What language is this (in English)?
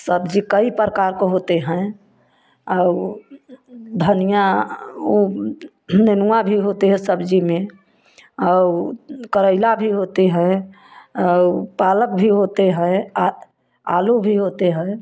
Hindi